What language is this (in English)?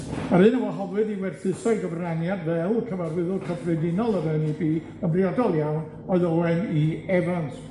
Welsh